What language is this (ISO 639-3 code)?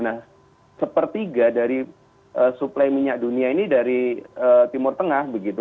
ind